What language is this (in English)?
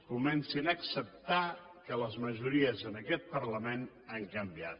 Catalan